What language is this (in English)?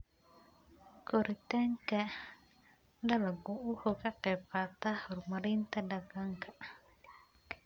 Somali